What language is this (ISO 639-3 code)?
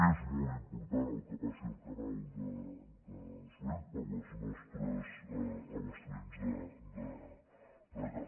cat